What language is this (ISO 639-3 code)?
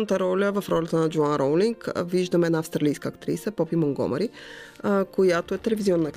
bul